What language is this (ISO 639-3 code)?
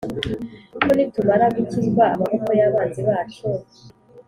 kin